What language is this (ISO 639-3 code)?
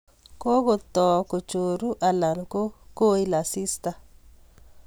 kln